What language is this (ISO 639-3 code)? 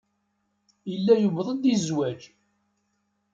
kab